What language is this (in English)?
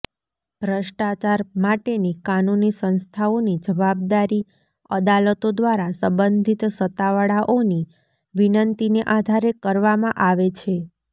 Gujarati